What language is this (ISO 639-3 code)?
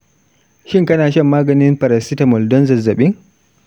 hau